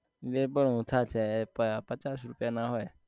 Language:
Gujarati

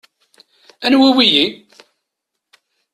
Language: Kabyle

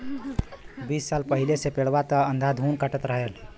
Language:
Bhojpuri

